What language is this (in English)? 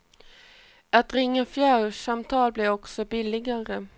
Swedish